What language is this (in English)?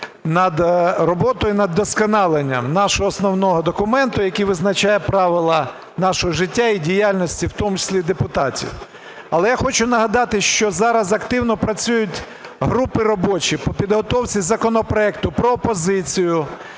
Ukrainian